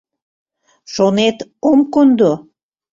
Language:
Mari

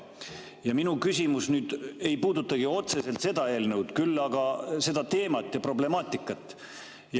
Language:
Estonian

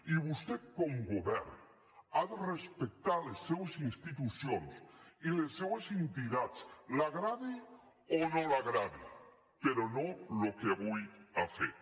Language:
Catalan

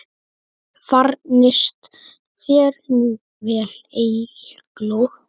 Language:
Icelandic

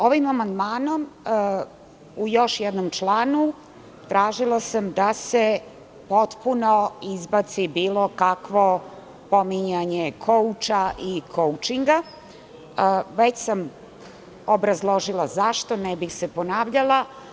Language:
Serbian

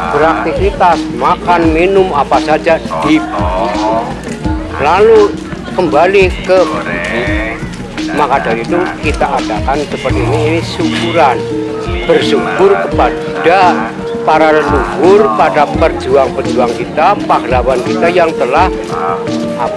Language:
Indonesian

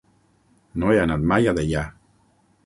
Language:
Catalan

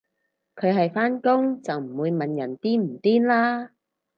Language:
Cantonese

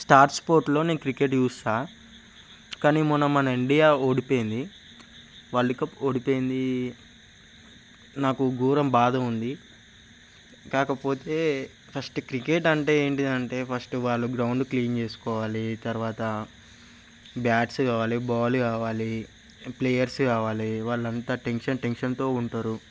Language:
Telugu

